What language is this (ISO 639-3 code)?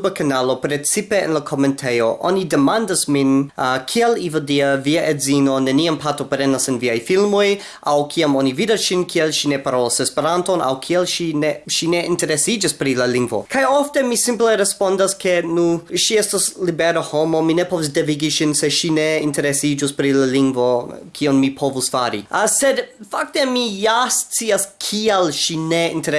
ita